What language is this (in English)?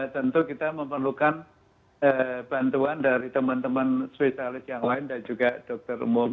Indonesian